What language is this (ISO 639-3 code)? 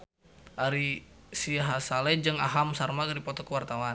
sun